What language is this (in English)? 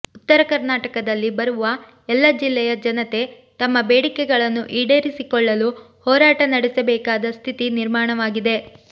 Kannada